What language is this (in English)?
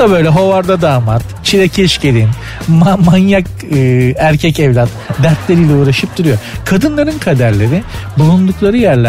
Turkish